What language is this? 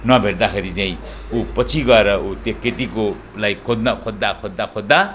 Nepali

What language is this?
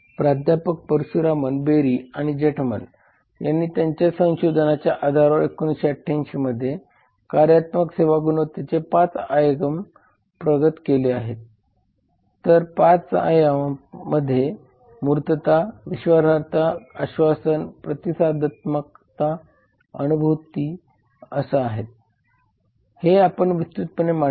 Marathi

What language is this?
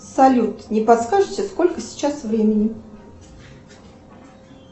Russian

